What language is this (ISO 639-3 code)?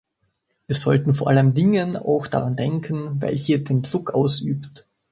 deu